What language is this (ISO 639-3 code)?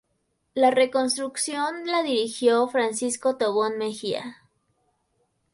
spa